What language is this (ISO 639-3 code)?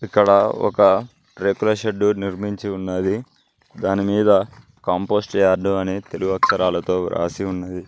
tel